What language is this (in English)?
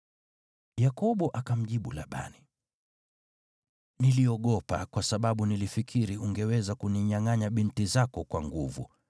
Swahili